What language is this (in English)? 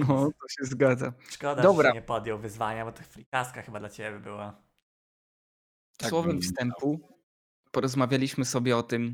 Polish